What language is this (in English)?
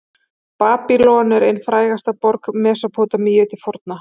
Icelandic